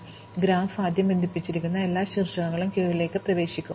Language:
Malayalam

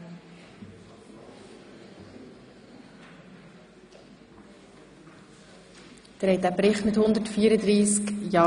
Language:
Swiss German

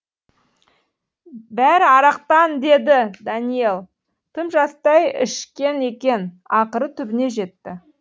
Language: Kazakh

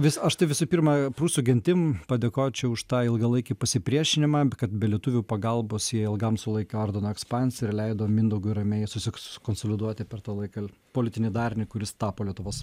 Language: Lithuanian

